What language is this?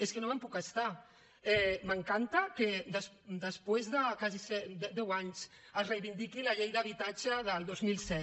Catalan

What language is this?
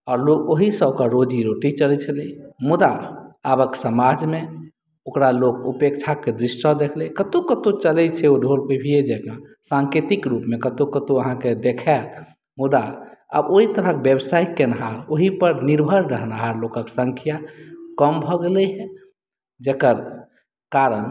Maithili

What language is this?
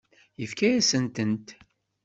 Kabyle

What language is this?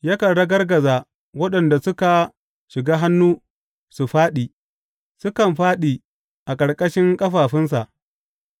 Hausa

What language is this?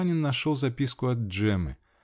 Russian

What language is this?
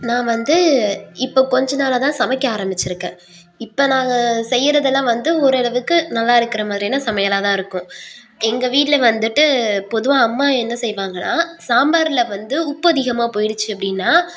Tamil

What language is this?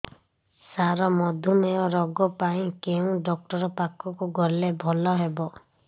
Odia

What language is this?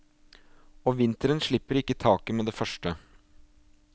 Norwegian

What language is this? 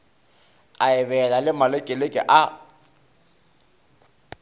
Northern Sotho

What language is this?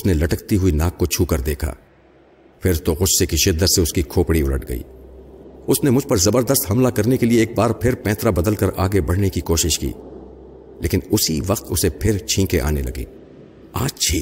Urdu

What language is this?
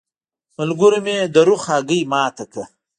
Pashto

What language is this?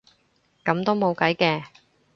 Cantonese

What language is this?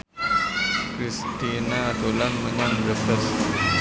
Javanese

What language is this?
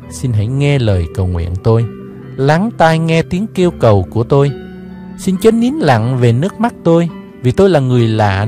Vietnamese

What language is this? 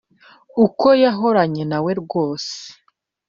Kinyarwanda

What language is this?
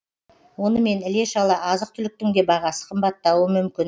Kazakh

